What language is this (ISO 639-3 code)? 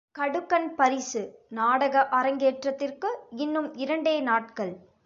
tam